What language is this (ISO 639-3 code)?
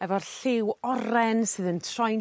cym